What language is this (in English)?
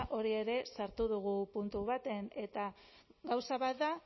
Basque